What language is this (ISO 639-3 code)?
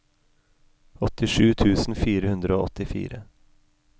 nor